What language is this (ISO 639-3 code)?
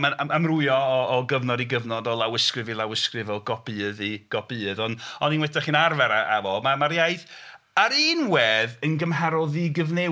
cym